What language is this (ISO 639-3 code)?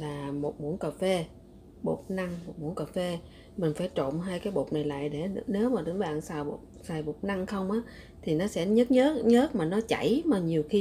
vie